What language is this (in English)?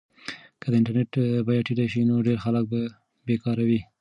Pashto